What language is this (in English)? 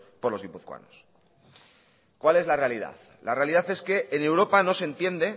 Spanish